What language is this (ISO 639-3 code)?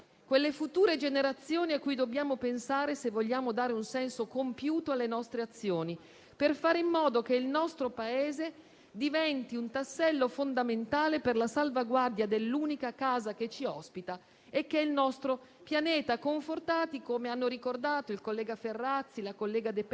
ita